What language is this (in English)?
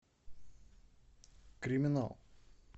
Russian